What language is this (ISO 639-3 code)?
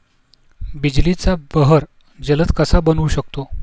mar